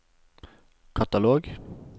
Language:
Norwegian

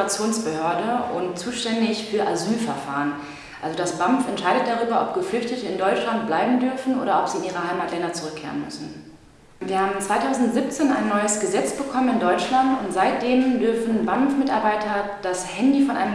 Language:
German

